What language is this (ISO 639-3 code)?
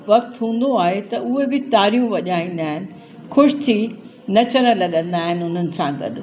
snd